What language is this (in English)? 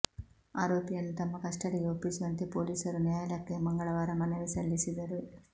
Kannada